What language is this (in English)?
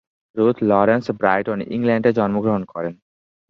Bangla